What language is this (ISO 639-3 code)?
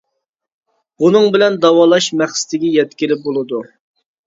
uig